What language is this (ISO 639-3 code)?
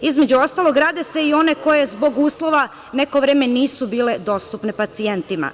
srp